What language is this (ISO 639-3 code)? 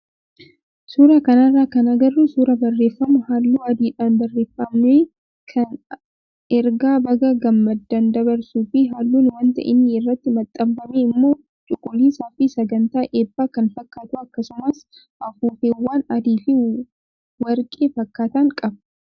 orm